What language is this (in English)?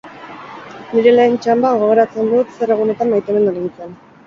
Basque